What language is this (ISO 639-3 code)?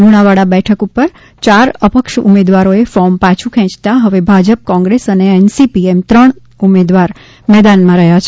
guj